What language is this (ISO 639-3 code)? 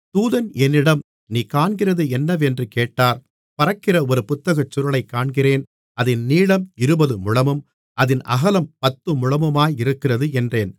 tam